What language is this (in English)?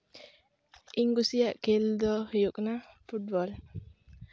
Santali